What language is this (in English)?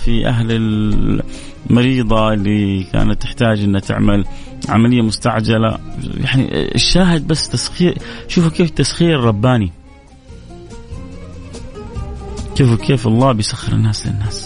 Arabic